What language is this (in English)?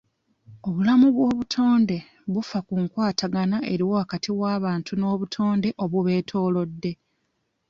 Ganda